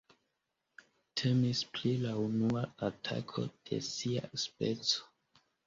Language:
Esperanto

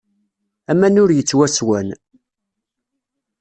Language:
Kabyle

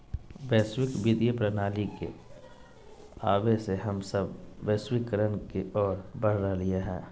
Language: Magahi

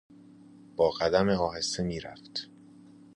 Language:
Persian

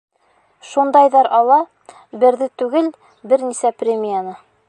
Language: Bashkir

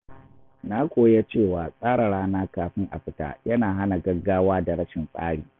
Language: Hausa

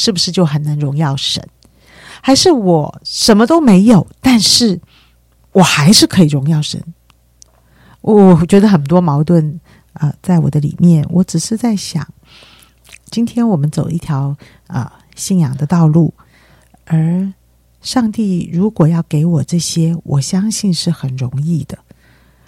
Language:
Chinese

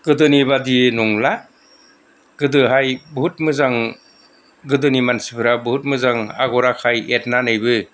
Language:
Bodo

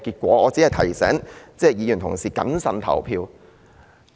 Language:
Cantonese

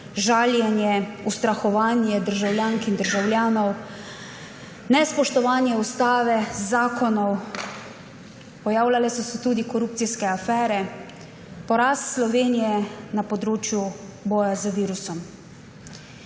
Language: Slovenian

